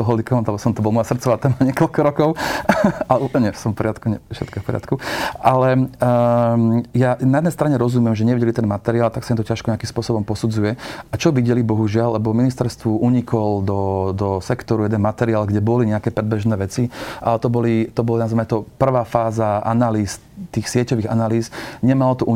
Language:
Slovak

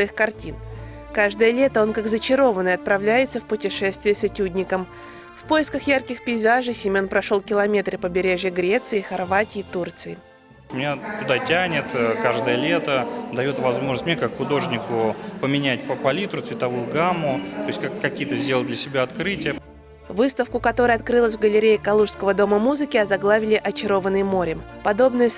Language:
Russian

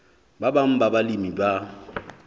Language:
Southern Sotho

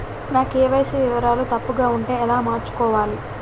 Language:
Telugu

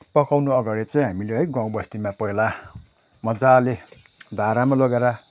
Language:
Nepali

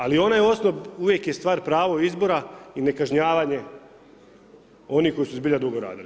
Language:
Croatian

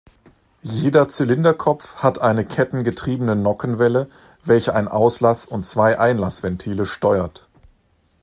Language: German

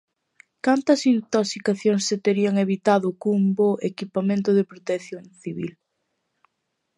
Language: Galician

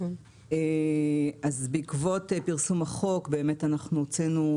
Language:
Hebrew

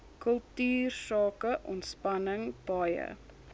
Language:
Afrikaans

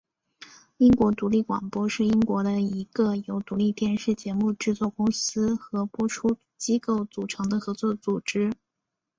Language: Chinese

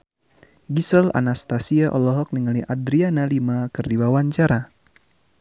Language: Sundanese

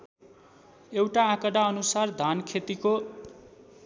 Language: Nepali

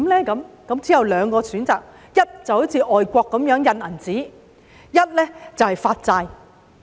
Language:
Cantonese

